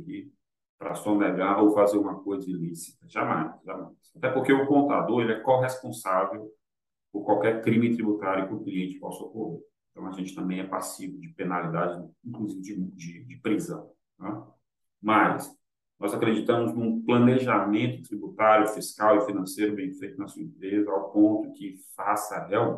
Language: Portuguese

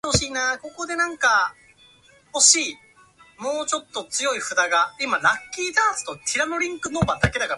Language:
Japanese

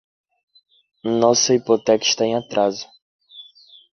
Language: Portuguese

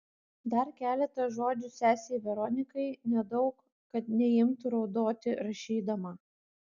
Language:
Lithuanian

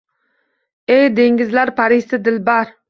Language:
Uzbek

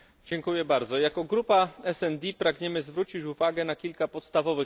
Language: Polish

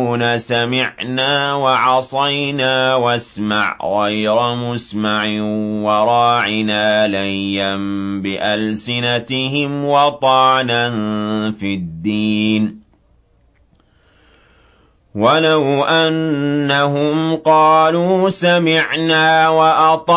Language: Arabic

